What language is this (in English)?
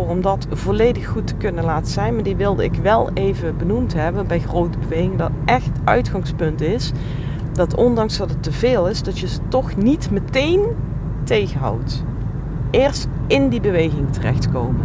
Dutch